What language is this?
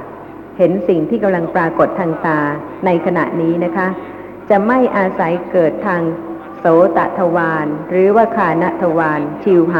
Thai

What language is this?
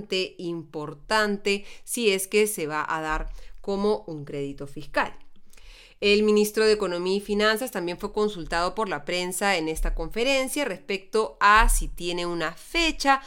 Spanish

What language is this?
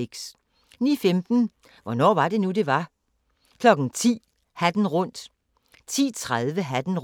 Danish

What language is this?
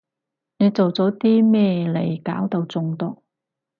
Cantonese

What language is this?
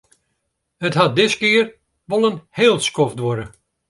Western Frisian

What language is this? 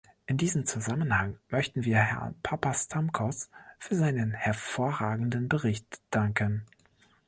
German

